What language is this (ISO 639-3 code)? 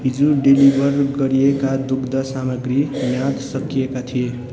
nep